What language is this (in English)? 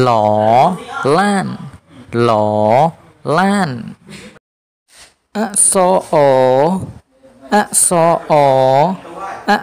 Thai